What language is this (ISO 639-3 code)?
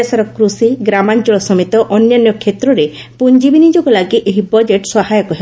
ori